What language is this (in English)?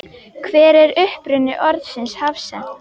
Icelandic